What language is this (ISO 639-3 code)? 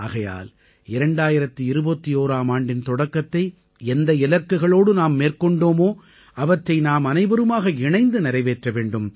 tam